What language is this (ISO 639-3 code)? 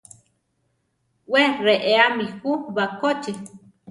tar